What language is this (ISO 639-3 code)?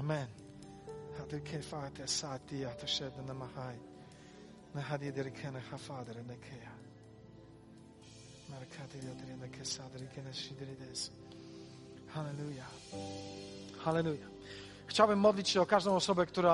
pol